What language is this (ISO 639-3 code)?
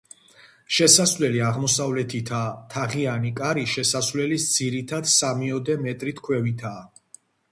kat